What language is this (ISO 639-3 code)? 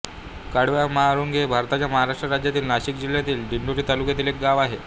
mar